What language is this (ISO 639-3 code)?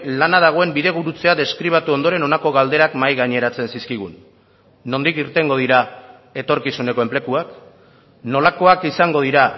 eus